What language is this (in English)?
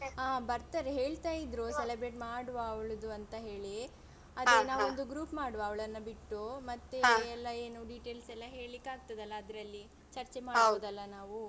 Kannada